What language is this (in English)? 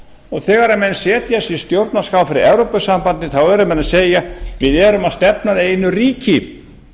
Icelandic